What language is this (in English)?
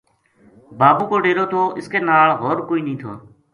Gujari